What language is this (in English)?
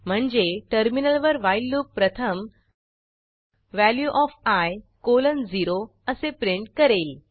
Marathi